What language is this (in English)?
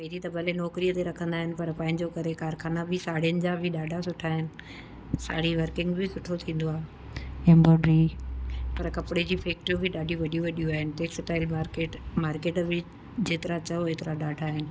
Sindhi